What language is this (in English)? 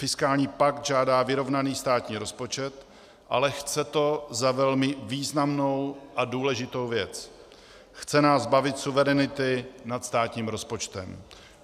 Czech